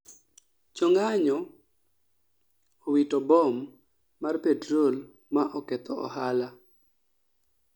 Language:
Luo (Kenya and Tanzania)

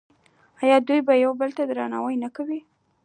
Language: Pashto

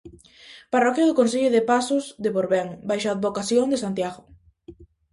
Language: Galician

